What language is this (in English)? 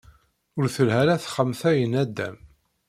Kabyle